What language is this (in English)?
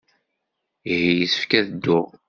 Kabyle